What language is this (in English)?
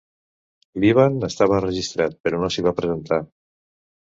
Catalan